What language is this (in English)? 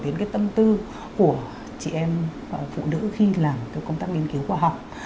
Vietnamese